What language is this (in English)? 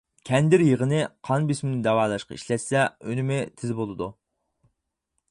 Uyghur